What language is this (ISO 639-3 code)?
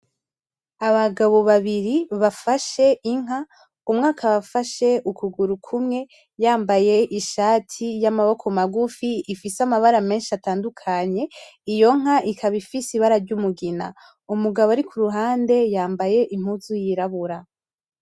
run